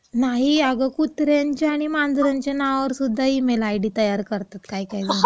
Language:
Marathi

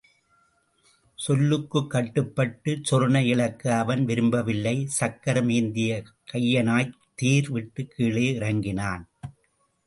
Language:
Tamil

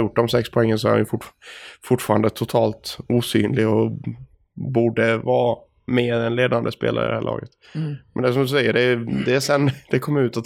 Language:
Swedish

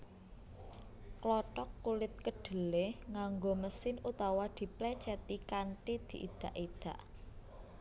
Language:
Javanese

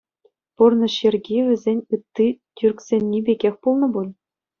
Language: Chuvash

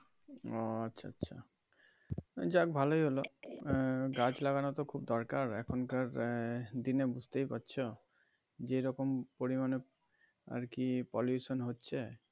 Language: Bangla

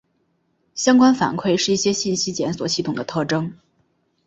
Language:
Chinese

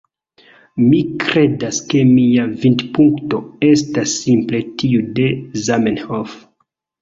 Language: Esperanto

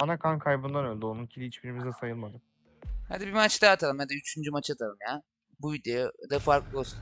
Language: Turkish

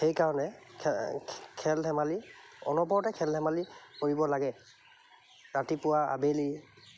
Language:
Assamese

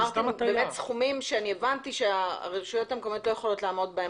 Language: Hebrew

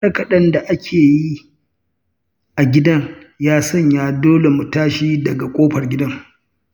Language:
Hausa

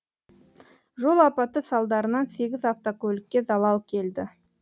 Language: Kazakh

